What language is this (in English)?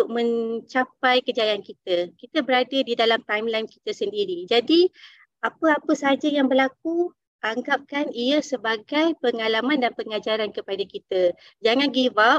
Malay